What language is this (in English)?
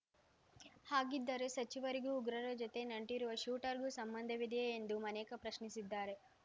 Kannada